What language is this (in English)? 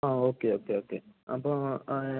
Malayalam